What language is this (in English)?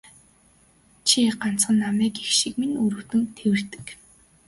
Mongolian